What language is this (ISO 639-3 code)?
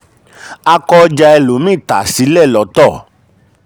yor